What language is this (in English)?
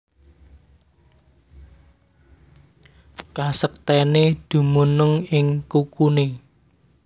Javanese